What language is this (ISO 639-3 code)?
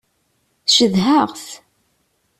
kab